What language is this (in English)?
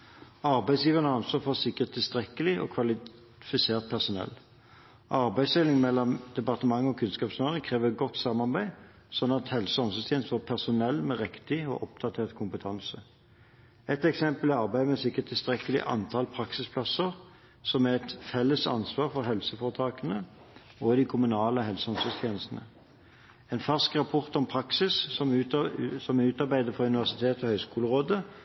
Norwegian Bokmål